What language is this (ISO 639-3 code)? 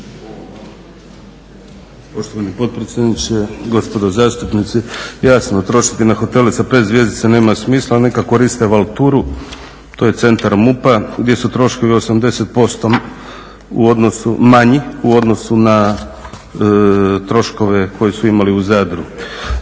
hrv